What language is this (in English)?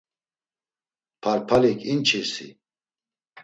Laz